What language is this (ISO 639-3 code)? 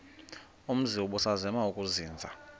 xho